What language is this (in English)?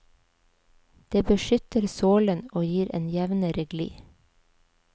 Norwegian